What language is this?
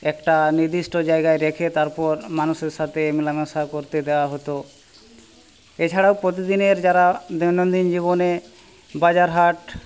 Bangla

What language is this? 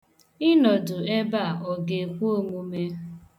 Igbo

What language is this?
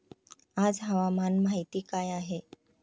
Marathi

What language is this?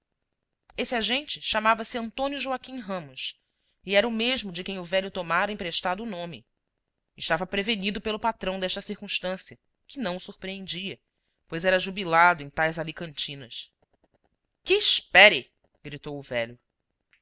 Portuguese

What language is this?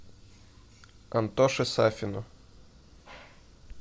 Russian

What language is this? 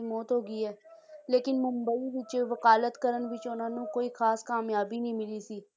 Punjabi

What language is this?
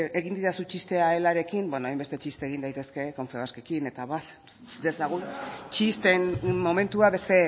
Basque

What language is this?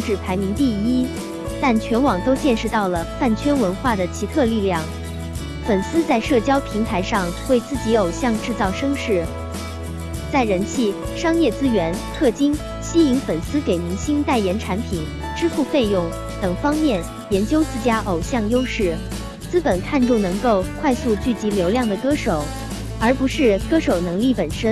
Chinese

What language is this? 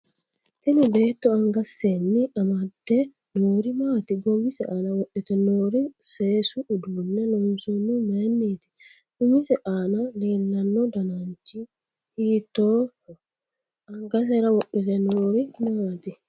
Sidamo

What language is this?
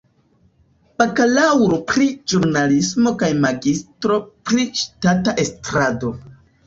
Esperanto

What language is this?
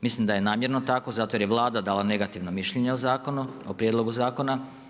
Croatian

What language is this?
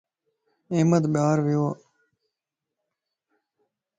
Lasi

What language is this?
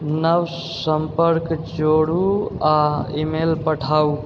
Maithili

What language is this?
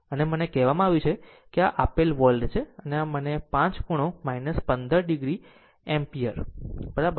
Gujarati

